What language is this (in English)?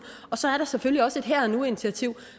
Danish